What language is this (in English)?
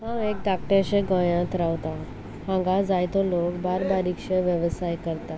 Konkani